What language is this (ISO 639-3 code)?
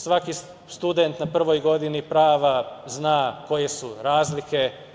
srp